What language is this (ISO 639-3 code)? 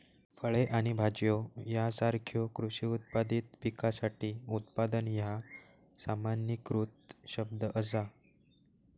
mar